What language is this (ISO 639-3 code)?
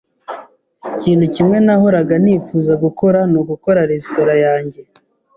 kin